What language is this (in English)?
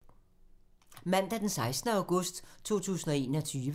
Danish